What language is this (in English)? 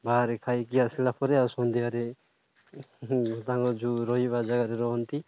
Odia